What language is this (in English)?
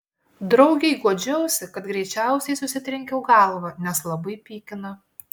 Lithuanian